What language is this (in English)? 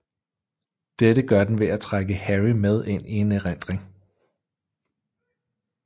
Danish